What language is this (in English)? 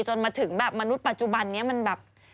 Thai